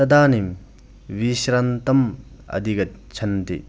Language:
Sanskrit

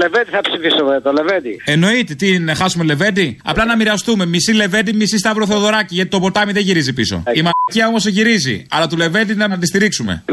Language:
Greek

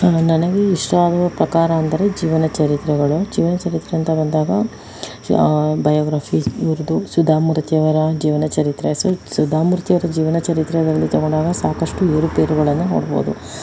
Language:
Kannada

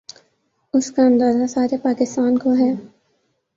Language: Urdu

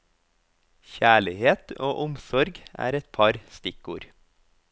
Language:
Norwegian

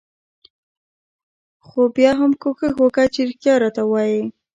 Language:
Pashto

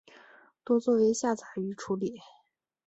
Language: Chinese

